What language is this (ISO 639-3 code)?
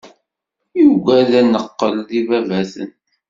kab